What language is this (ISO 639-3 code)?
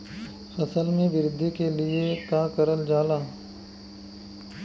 bho